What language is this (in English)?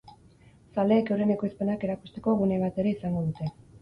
Basque